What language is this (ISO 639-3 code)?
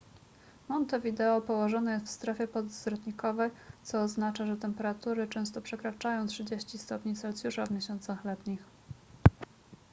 pol